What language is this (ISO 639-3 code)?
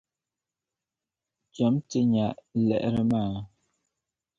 dag